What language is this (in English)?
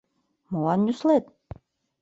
Mari